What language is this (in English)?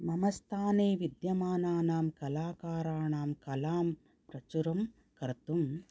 Sanskrit